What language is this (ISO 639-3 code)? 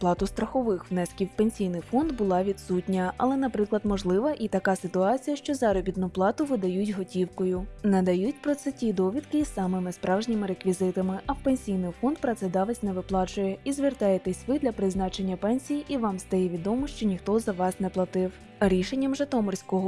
ukr